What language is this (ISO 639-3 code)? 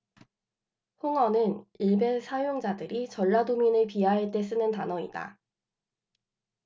kor